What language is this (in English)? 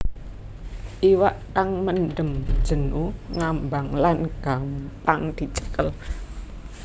Javanese